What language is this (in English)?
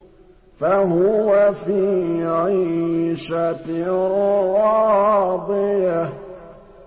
Arabic